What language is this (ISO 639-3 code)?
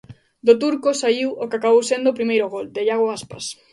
glg